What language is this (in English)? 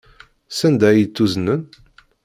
Kabyle